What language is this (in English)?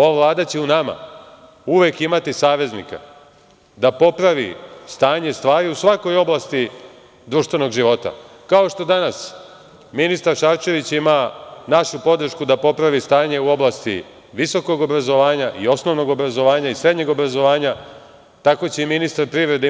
Serbian